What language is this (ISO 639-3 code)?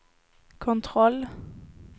swe